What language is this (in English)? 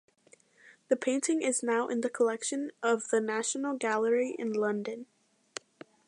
English